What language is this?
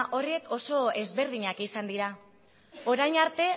Basque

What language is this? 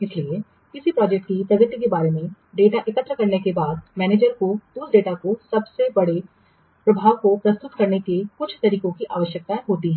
Hindi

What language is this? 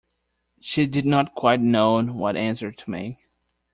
English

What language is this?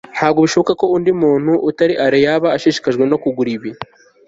Kinyarwanda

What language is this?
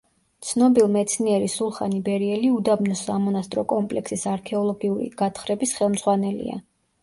Georgian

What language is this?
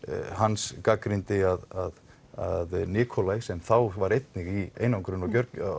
Icelandic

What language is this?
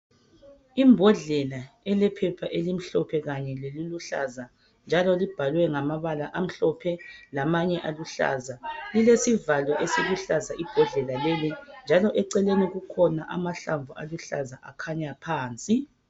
North Ndebele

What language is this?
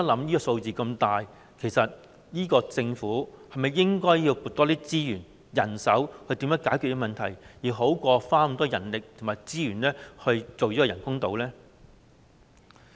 Cantonese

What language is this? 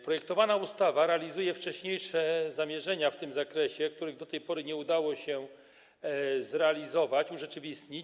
Polish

